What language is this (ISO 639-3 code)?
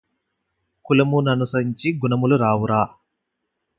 tel